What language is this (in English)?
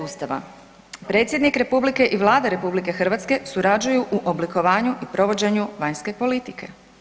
Croatian